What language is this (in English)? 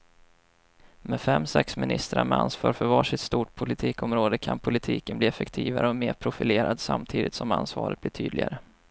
Swedish